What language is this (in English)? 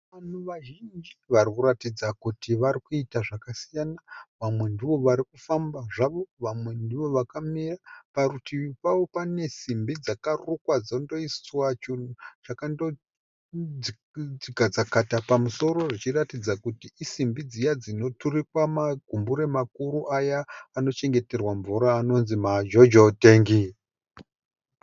Shona